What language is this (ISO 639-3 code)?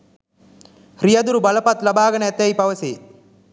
sin